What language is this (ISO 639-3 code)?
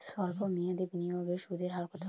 ben